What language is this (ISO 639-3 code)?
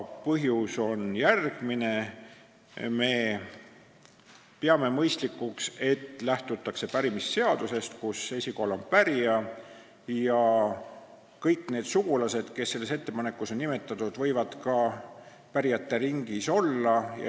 est